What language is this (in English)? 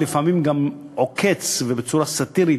Hebrew